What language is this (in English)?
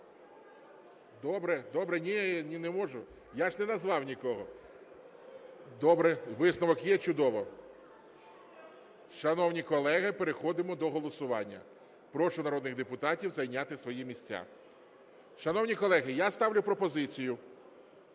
Ukrainian